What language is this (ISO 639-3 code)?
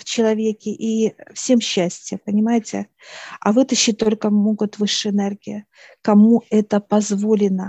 rus